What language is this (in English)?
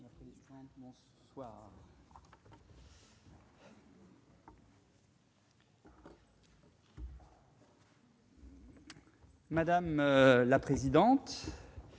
French